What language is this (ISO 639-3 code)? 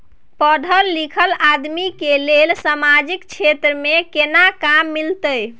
mai